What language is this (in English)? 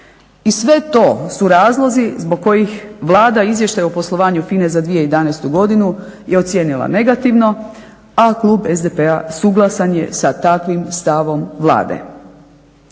Croatian